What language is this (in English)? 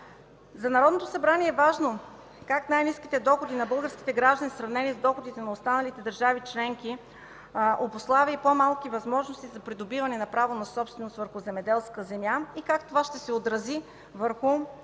Bulgarian